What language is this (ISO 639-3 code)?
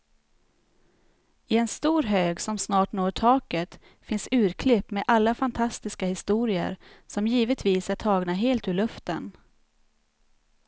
swe